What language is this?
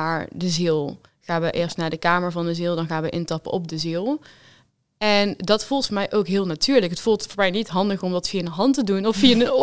Dutch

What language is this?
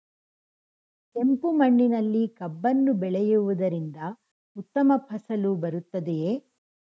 Kannada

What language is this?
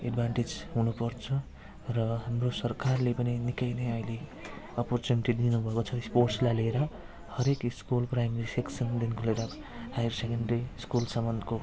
Nepali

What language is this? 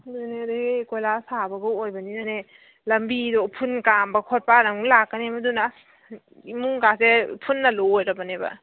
Manipuri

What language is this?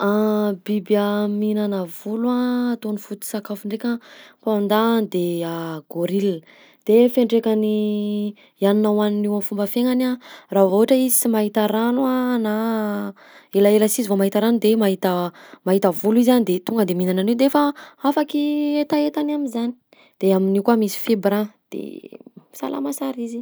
Southern Betsimisaraka Malagasy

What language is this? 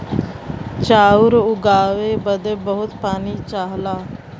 Bhojpuri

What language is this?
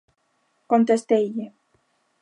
Galician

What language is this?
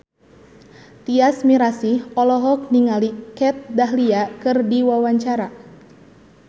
Sundanese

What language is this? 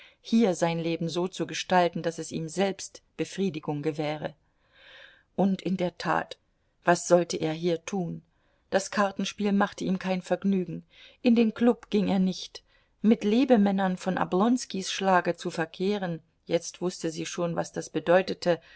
German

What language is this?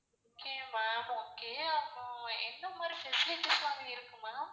Tamil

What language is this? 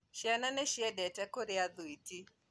Kikuyu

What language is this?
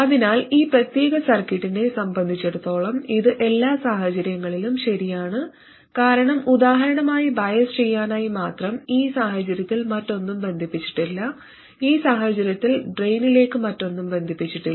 Malayalam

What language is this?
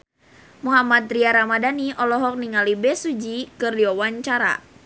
Sundanese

